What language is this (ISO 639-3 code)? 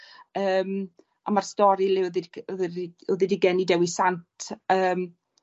cym